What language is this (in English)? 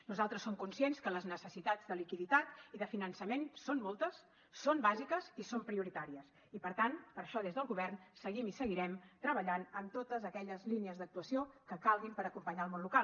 Catalan